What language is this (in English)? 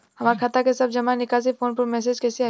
Bhojpuri